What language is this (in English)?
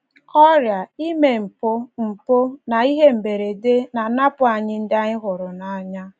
Igbo